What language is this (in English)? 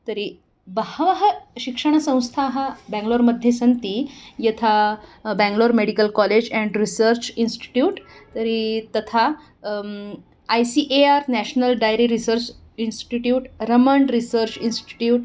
Sanskrit